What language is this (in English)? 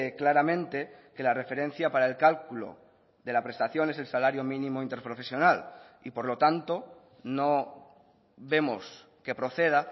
Spanish